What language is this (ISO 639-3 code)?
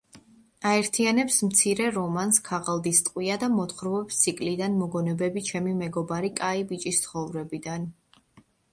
kat